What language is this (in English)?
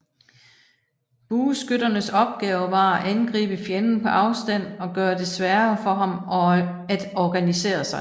Danish